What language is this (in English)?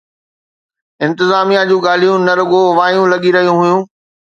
Sindhi